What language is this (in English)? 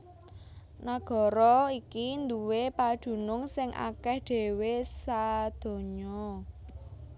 Javanese